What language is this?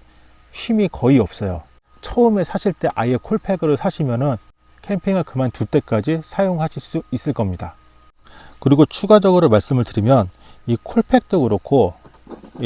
Korean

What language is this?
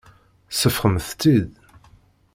Kabyle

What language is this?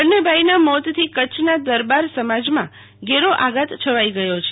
Gujarati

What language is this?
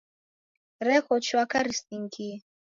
Taita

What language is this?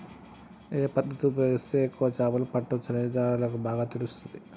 Telugu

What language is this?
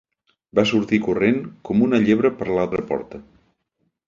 Catalan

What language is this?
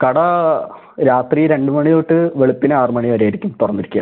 Malayalam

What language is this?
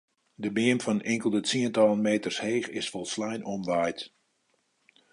Western Frisian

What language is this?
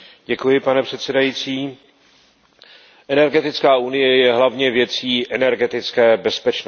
Czech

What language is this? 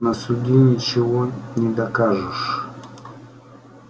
Russian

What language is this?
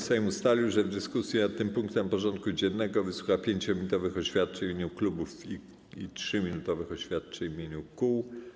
Polish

